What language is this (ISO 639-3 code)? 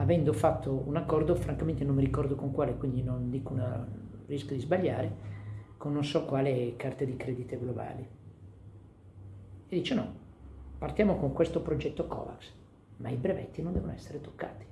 ita